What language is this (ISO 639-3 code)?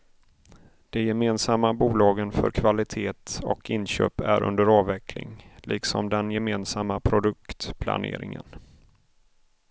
swe